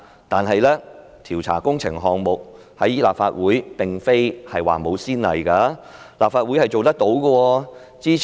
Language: Cantonese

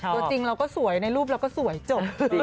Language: Thai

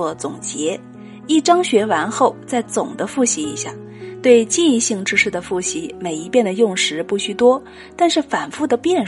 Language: Chinese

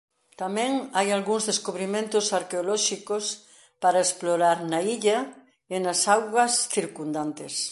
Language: Galician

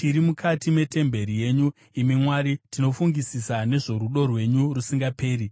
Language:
Shona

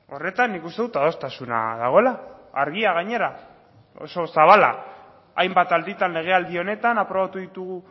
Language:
Basque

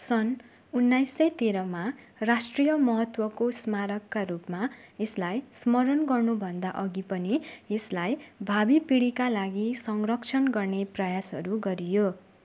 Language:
Nepali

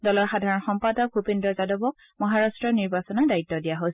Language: Assamese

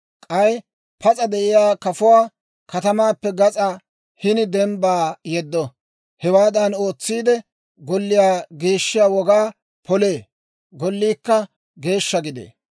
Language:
Dawro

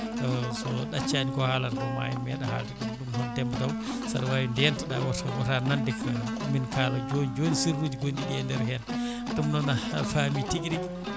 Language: Fula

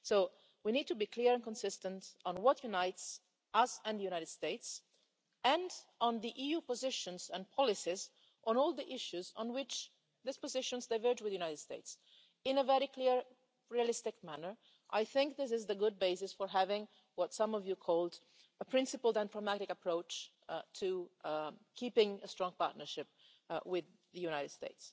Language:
English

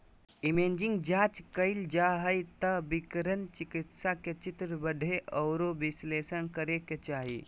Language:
Magahi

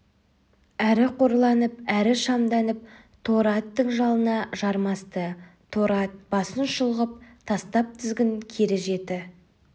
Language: Kazakh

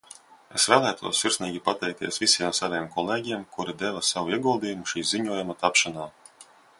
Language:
Latvian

